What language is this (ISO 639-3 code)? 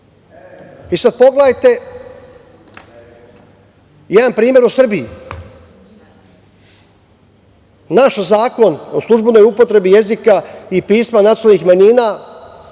srp